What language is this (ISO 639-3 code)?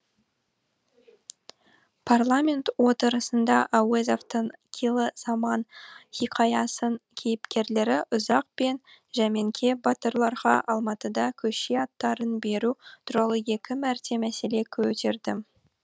kaz